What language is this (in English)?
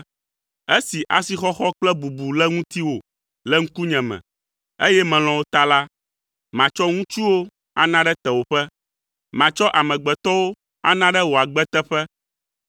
Ewe